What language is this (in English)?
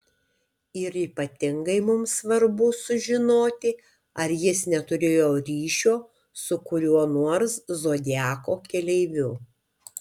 Lithuanian